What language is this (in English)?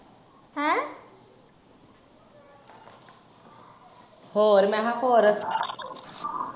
Punjabi